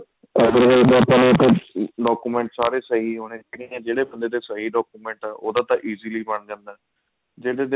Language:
Punjabi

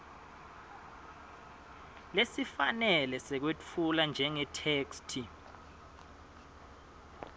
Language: Swati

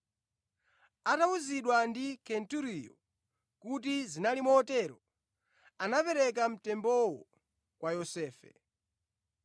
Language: Nyanja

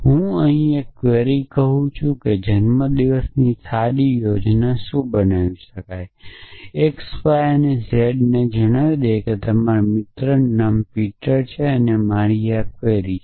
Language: Gujarati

